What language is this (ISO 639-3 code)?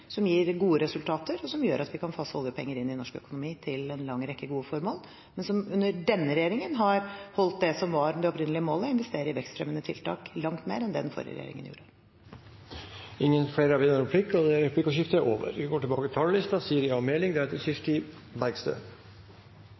nob